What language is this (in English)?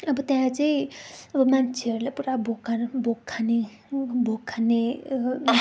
Nepali